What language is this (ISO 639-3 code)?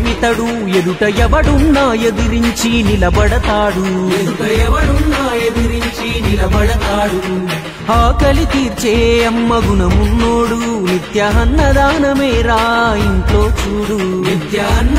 tel